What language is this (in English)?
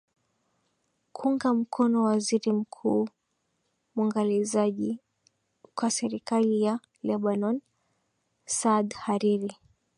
Swahili